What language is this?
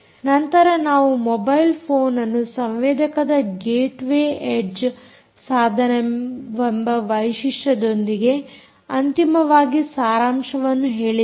Kannada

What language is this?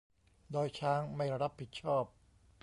Thai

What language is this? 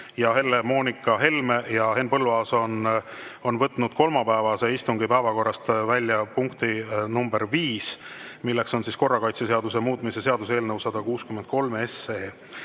Estonian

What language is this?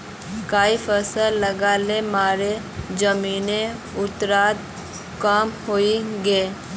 Magahi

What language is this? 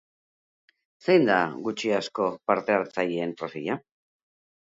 Basque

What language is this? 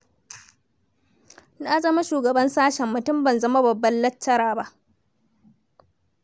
Hausa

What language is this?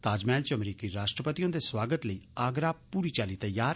Dogri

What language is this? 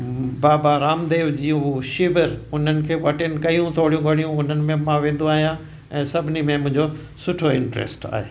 Sindhi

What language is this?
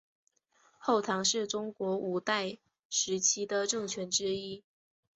Chinese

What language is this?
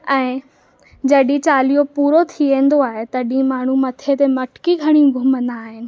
Sindhi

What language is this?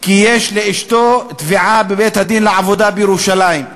Hebrew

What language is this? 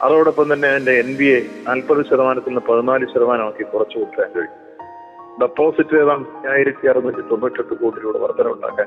Malayalam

